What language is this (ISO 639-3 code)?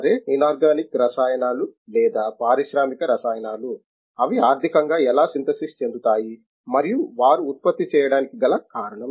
tel